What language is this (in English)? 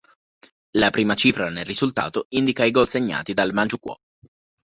Italian